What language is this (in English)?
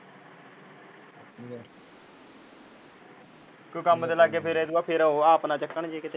Punjabi